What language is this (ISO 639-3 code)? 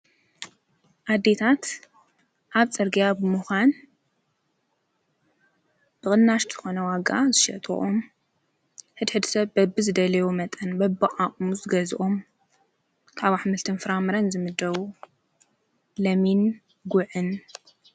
tir